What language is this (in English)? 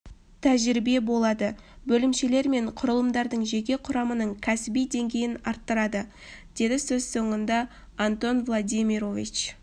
Kazakh